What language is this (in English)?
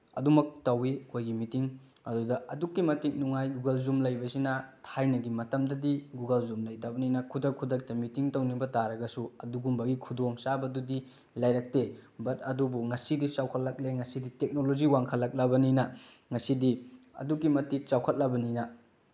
Manipuri